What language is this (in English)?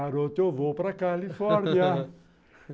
Portuguese